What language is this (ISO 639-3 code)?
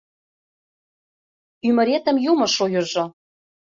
chm